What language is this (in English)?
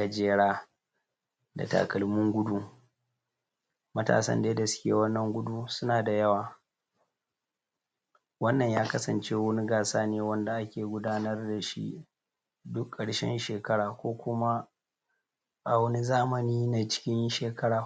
Hausa